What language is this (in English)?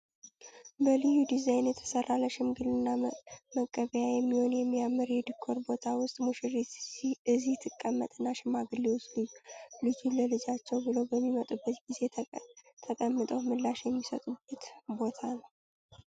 Amharic